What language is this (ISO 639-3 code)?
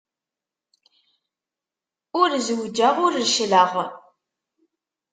kab